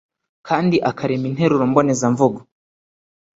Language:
Kinyarwanda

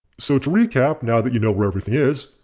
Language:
English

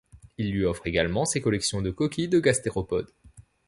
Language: French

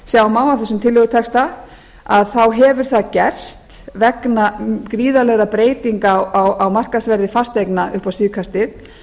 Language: Icelandic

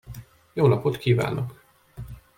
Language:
Hungarian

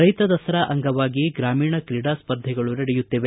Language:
Kannada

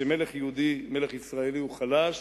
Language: Hebrew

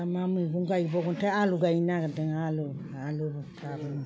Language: Bodo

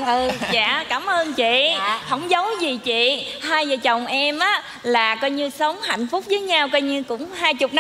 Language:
Vietnamese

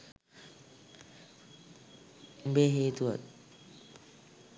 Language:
Sinhala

